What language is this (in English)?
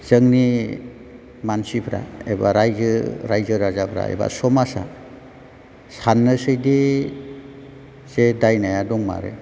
Bodo